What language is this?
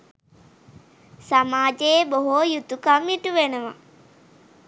Sinhala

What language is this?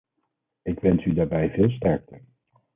Dutch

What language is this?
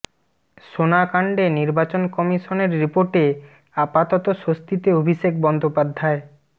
Bangla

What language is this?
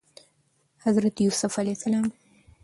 Pashto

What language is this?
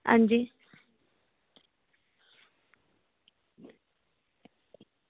Dogri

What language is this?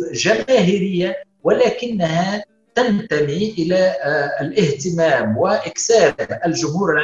Arabic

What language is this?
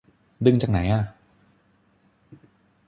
Thai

